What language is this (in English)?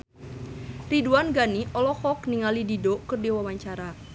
Sundanese